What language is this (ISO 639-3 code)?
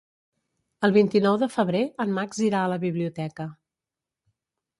cat